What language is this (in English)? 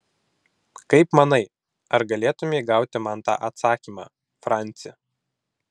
Lithuanian